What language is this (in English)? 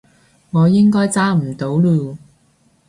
Cantonese